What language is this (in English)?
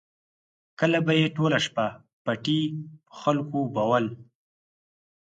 Pashto